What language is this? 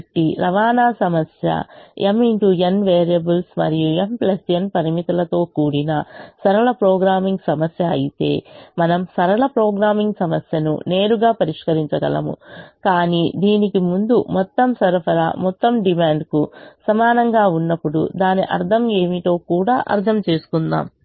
Telugu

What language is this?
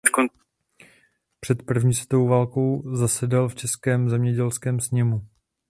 Czech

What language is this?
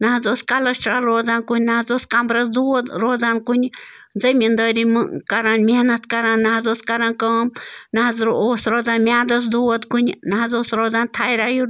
Kashmiri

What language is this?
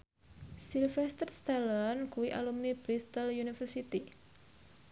Javanese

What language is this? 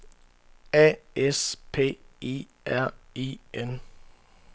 Danish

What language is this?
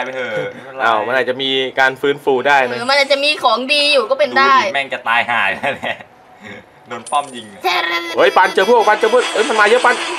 Thai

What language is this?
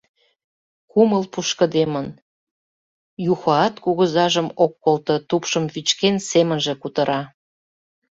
Mari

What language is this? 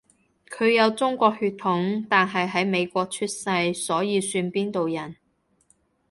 Cantonese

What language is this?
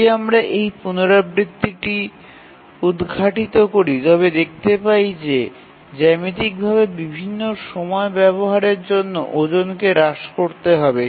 Bangla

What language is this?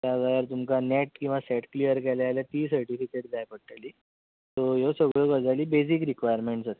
Konkani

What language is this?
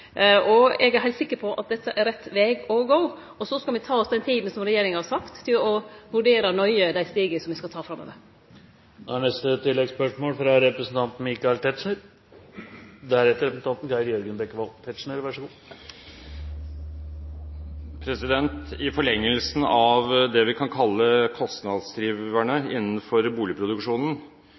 Norwegian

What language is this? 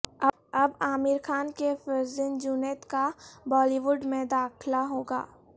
Urdu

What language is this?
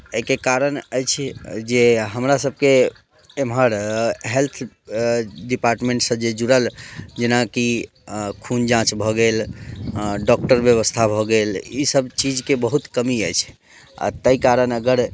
Maithili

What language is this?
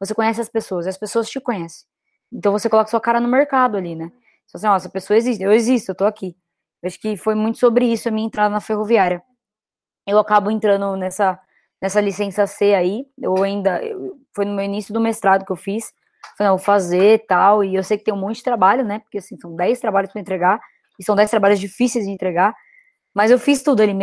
Portuguese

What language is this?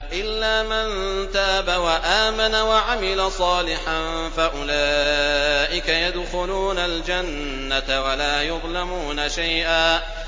Arabic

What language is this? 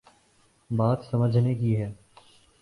Urdu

